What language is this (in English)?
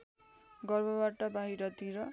Nepali